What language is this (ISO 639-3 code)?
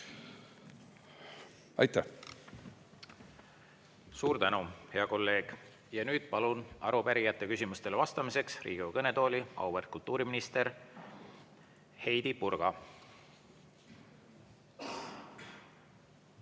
est